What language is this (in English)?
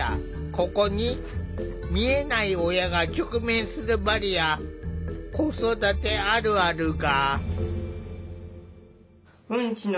Japanese